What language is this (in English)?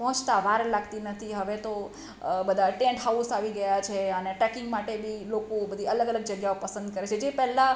Gujarati